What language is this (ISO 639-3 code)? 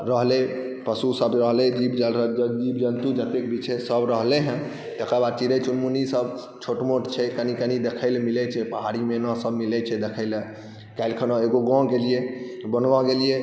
mai